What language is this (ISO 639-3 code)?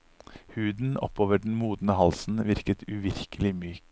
nor